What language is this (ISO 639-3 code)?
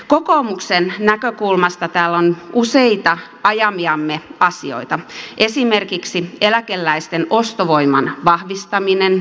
fin